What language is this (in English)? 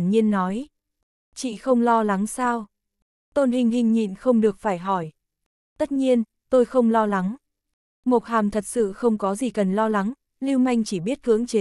Vietnamese